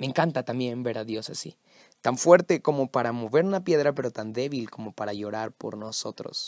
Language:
Spanish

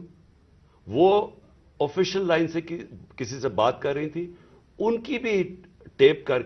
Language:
Urdu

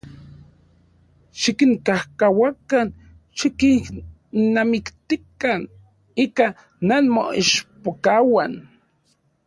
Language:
Central Puebla Nahuatl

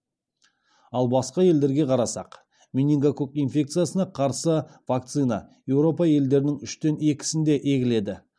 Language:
Kazakh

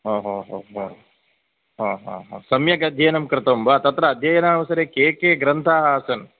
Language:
Sanskrit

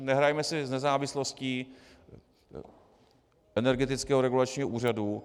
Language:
Czech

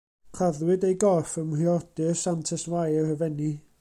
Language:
Welsh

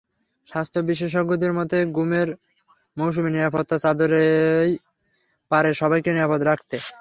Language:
Bangla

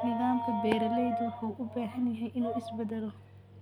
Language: Somali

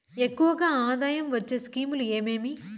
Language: Telugu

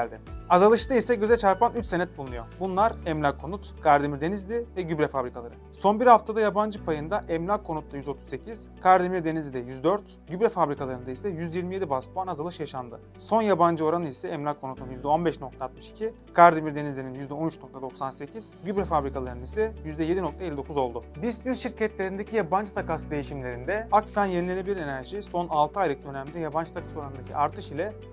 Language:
Turkish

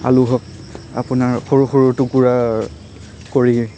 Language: Assamese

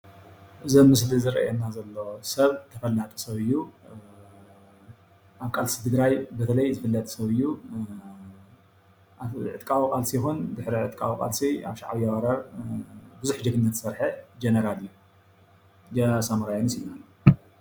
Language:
Tigrinya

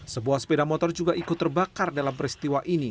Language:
Indonesian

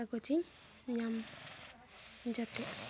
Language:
Santali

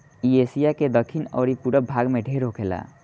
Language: Bhojpuri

